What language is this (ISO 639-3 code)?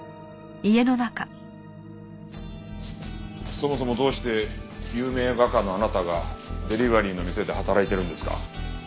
jpn